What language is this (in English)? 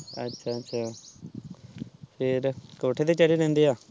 Punjabi